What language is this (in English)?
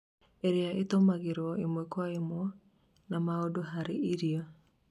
Kikuyu